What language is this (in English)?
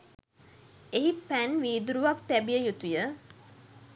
Sinhala